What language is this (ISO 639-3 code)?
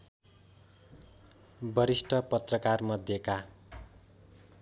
nep